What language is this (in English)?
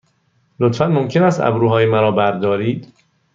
Persian